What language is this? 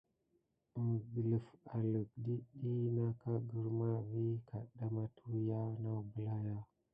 Gidar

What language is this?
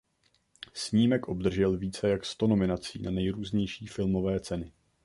Czech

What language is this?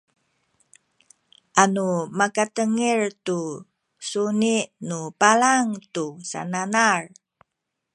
Sakizaya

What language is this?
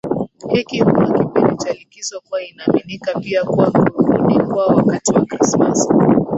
Swahili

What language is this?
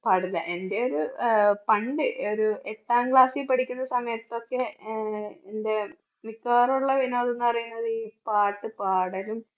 Malayalam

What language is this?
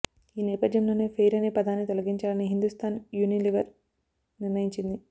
Telugu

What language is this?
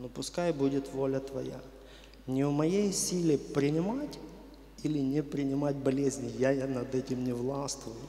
Russian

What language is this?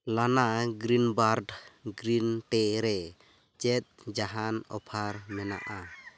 Santali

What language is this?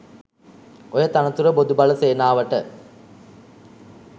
Sinhala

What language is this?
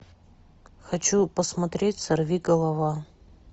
Russian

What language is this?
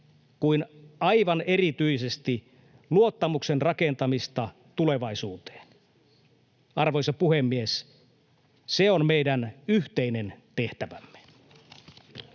Finnish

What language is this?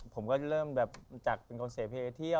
Thai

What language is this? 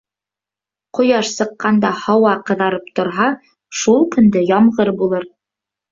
Bashkir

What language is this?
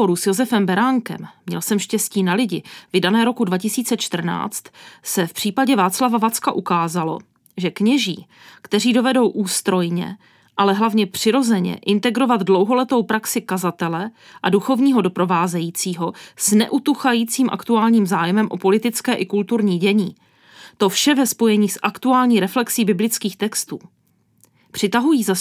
Czech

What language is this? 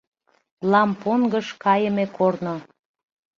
Mari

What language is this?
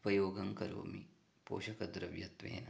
Sanskrit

